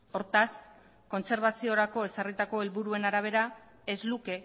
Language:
Basque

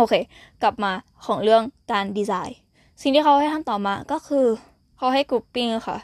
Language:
Thai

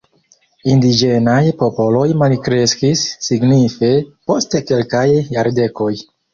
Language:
Esperanto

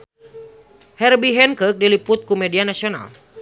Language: Sundanese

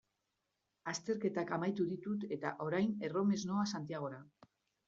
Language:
Basque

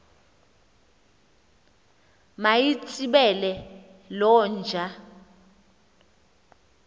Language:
Xhosa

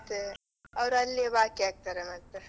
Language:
Kannada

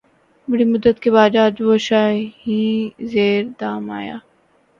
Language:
Urdu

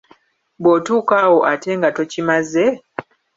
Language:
Ganda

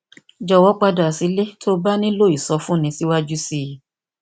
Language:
Yoruba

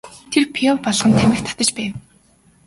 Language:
Mongolian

